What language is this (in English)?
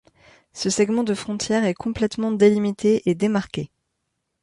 French